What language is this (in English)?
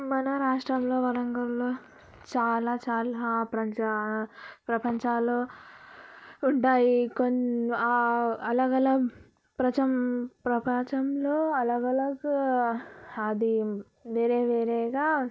Telugu